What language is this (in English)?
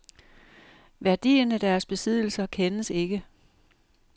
Danish